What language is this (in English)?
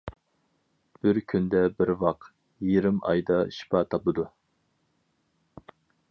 Uyghur